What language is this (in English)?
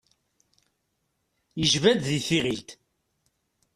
Kabyle